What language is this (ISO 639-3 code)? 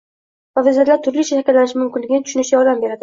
uzb